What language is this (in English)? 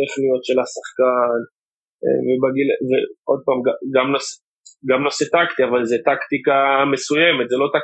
Hebrew